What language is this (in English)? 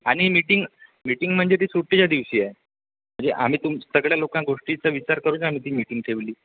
Marathi